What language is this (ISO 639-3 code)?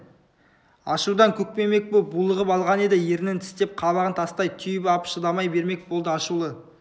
kaz